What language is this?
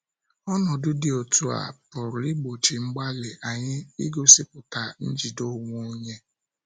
Igbo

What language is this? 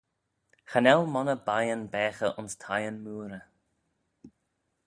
Manx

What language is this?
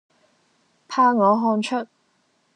Cantonese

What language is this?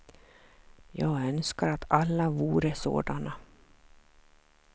Swedish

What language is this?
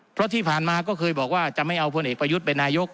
Thai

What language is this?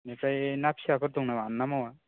Bodo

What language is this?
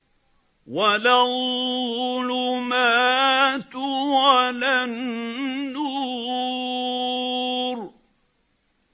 Arabic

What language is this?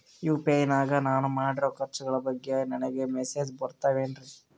Kannada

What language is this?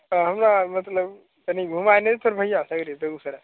Maithili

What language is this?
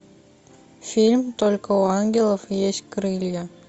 Russian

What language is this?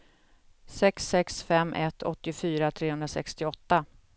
Swedish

